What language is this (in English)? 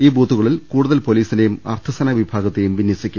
Malayalam